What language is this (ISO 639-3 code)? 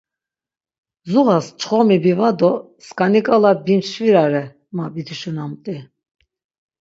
lzz